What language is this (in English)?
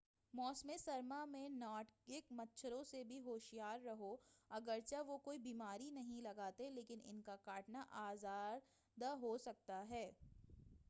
Urdu